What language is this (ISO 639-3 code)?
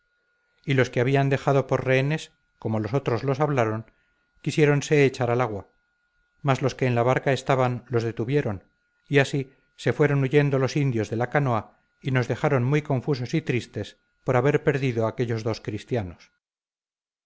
spa